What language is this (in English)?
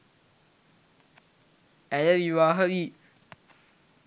Sinhala